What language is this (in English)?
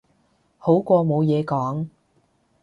Cantonese